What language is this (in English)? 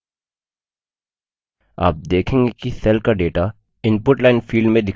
Hindi